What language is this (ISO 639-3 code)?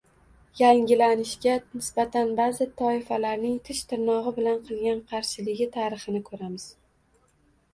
uzb